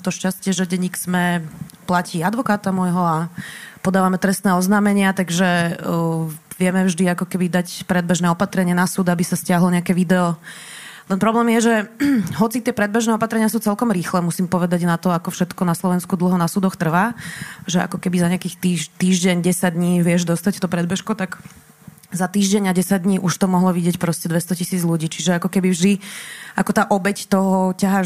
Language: Slovak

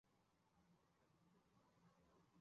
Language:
Chinese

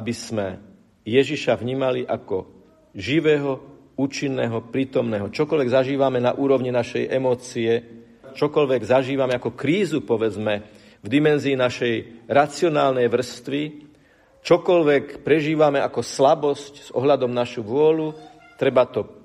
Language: Slovak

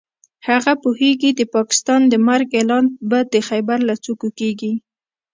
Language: Pashto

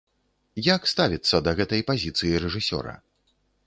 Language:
Belarusian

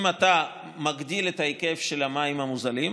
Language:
Hebrew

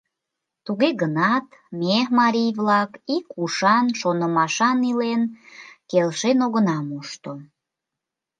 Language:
Mari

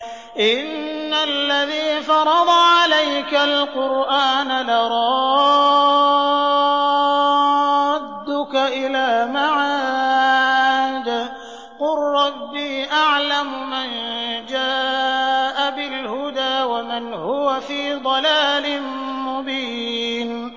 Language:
Arabic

